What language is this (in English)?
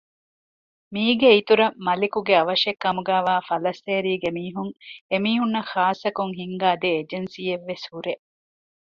Divehi